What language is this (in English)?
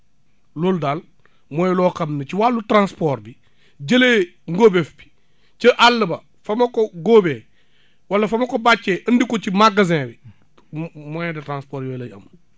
Wolof